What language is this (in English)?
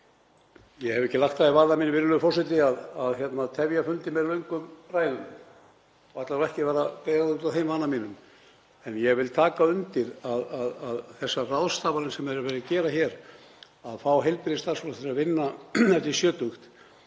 Icelandic